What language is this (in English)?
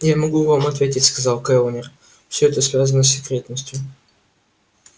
Russian